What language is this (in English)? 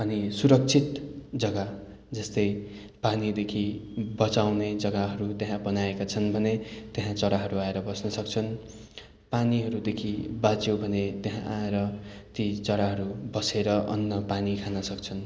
Nepali